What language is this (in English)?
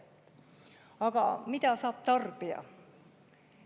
Estonian